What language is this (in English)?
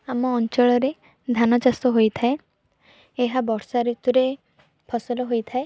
Odia